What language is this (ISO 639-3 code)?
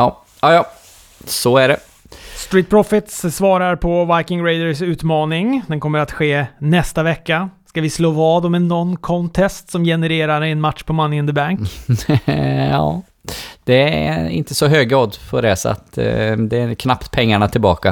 swe